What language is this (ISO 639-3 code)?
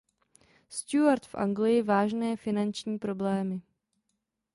ces